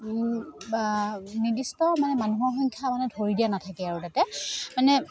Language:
Assamese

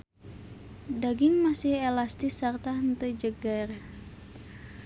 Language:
Sundanese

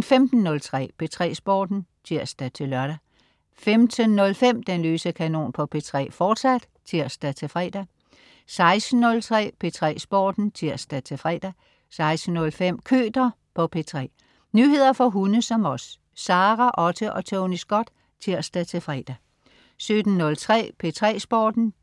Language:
Danish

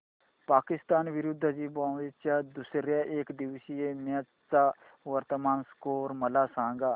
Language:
Marathi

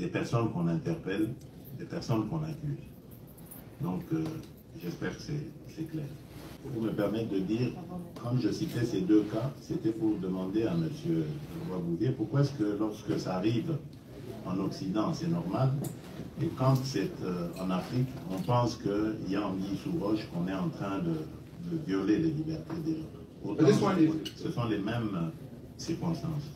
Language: French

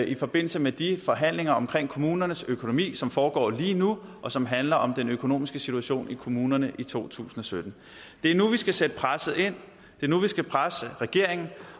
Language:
Danish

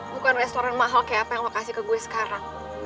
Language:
Indonesian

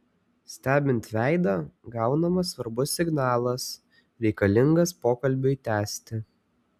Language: Lithuanian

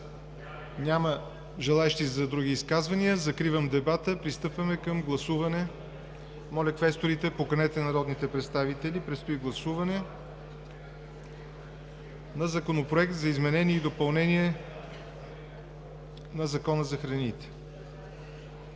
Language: Bulgarian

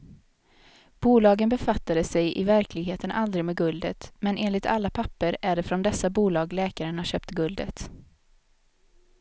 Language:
Swedish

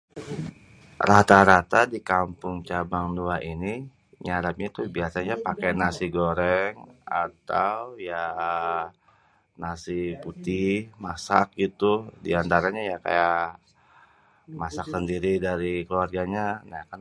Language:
Betawi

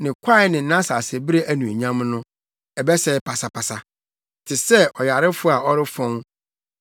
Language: Akan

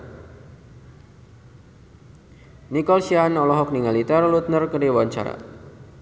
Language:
Sundanese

